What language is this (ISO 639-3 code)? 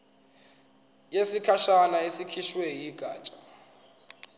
zul